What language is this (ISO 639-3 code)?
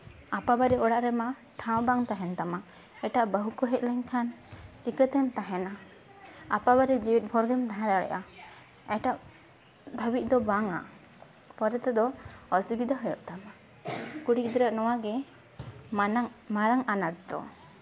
sat